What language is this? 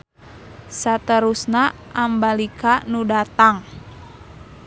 Sundanese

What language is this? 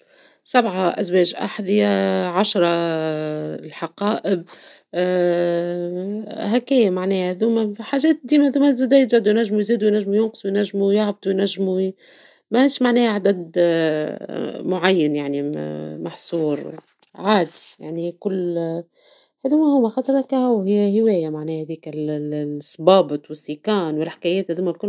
Tunisian Arabic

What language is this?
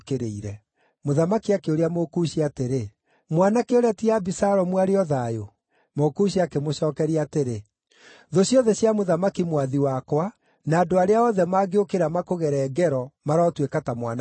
Kikuyu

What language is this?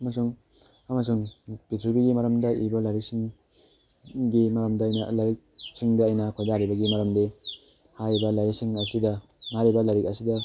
Manipuri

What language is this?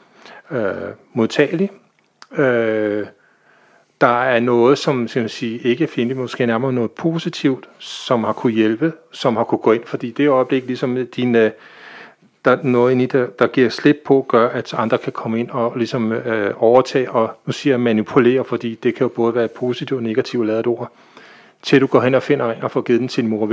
Danish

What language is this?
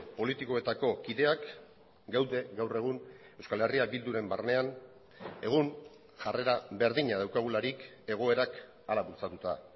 Basque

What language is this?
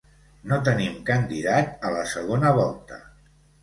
Catalan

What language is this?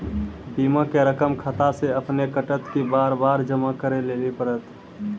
Maithili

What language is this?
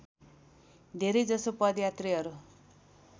Nepali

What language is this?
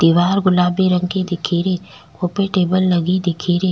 Rajasthani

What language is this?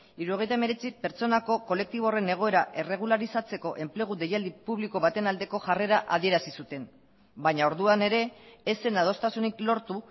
Basque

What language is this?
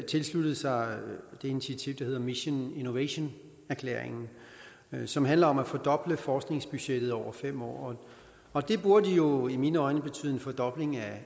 Danish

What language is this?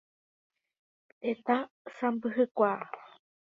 Guarani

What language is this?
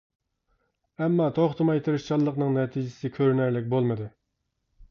Uyghur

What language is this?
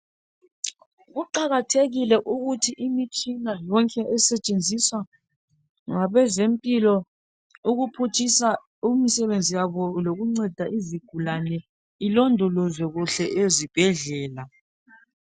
North Ndebele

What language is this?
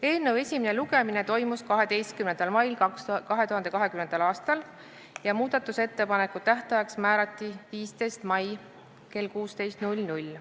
Estonian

